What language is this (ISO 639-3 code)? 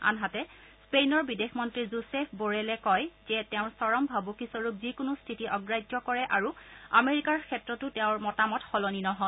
asm